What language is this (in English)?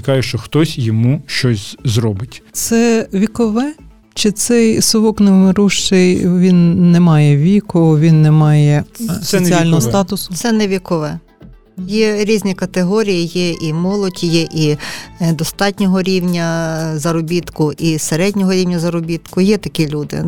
Ukrainian